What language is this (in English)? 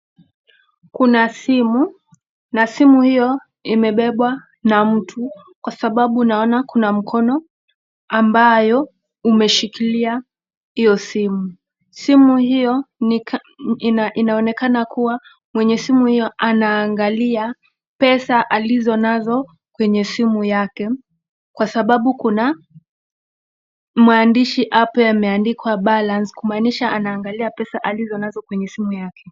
Swahili